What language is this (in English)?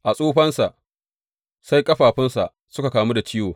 Hausa